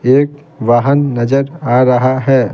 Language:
Hindi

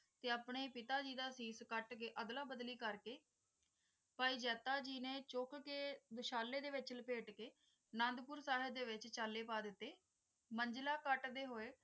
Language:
Punjabi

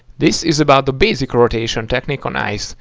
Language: English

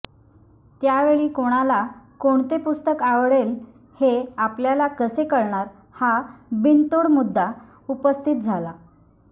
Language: Marathi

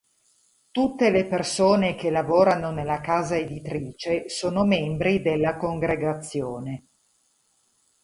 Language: Italian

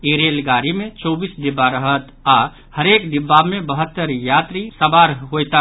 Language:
Maithili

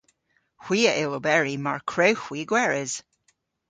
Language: Cornish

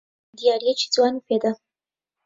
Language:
Central Kurdish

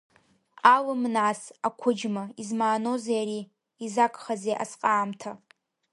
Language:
Abkhazian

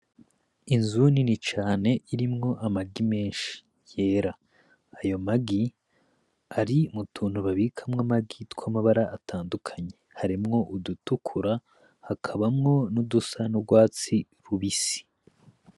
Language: Rundi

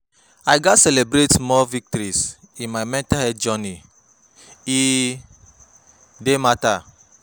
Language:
Nigerian Pidgin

